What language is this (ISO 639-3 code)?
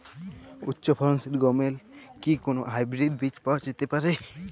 ben